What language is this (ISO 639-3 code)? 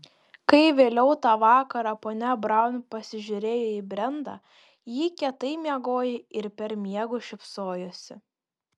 lit